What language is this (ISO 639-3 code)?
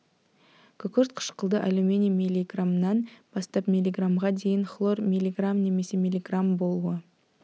kaz